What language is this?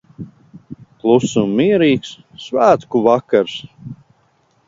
Latvian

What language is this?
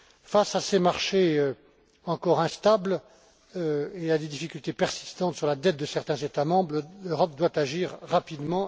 French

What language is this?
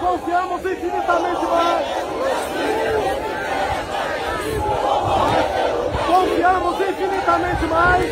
Portuguese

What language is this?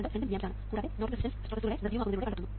Malayalam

